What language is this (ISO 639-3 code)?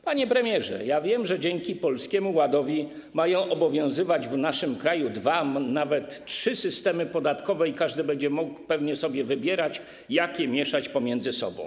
pol